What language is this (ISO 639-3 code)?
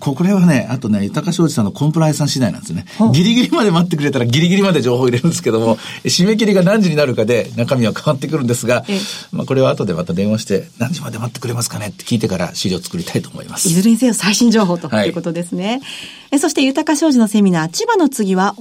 jpn